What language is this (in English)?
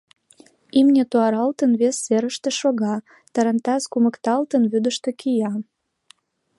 Mari